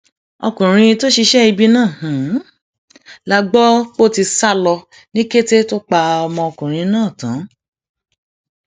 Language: Yoruba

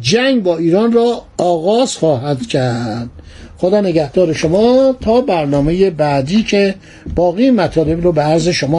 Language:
Persian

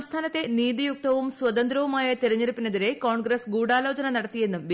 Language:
Malayalam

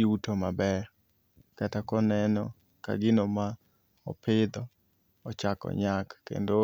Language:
Luo (Kenya and Tanzania)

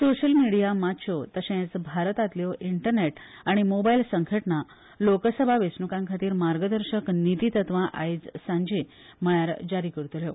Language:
Konkani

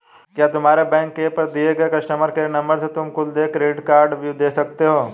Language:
Hindi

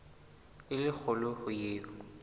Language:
Southern Sotho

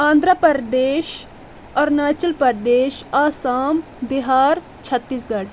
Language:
Kashmiri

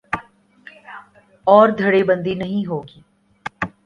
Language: Urdu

